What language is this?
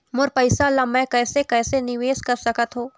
Chhattisgarhi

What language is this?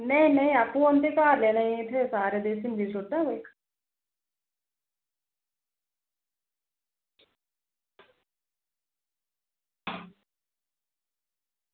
Dogri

